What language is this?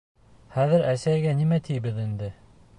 Bashkir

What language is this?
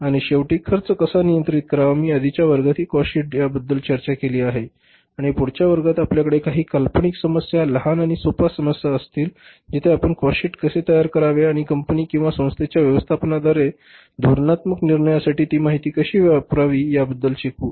Marathi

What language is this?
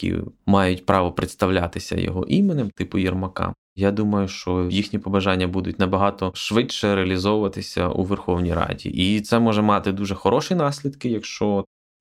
Ukrainian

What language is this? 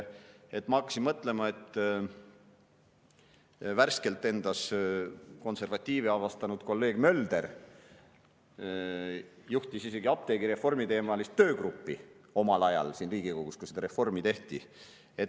Estonian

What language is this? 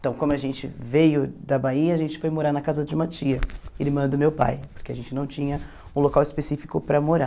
Portuguese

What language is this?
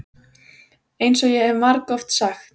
Icelandic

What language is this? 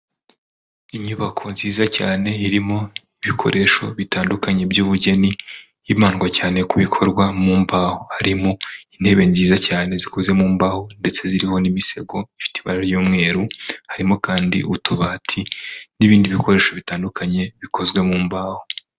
Kinyarwanda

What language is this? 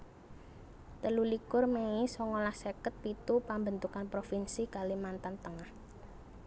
Javanese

